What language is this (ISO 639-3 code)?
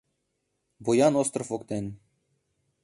chm